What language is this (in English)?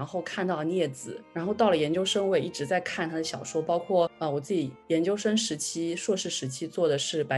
Chinese